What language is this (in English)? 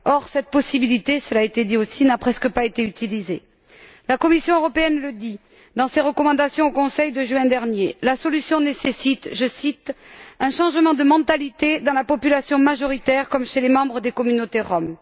French